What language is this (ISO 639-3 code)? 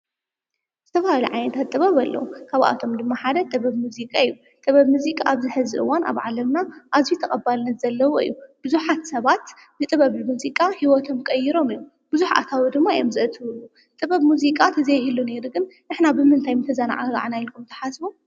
tir